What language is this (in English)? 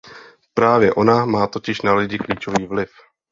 Czech